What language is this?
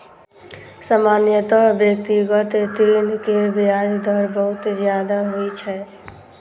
Maithili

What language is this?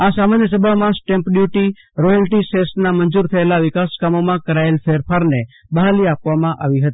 Gujarati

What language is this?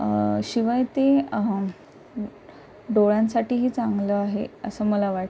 Marathi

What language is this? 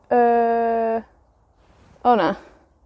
Welsh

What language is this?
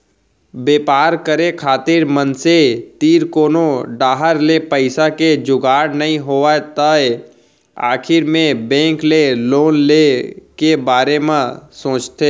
Chhattisgarhi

